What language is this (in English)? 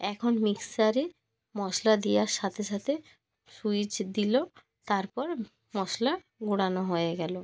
Bangla